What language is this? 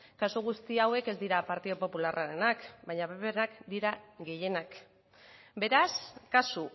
Basque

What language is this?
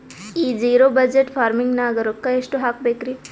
Kannada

